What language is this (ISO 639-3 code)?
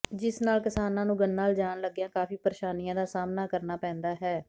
pan